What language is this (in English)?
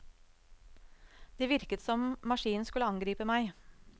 Norwegian